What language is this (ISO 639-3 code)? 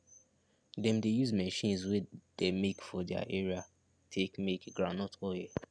pcm